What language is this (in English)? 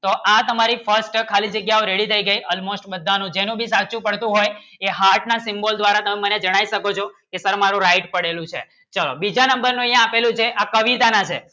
Gujarati